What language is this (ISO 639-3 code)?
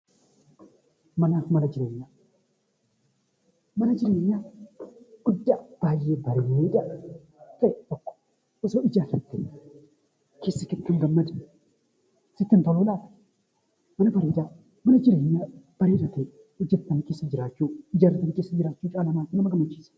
orm